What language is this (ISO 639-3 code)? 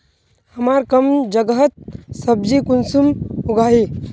mag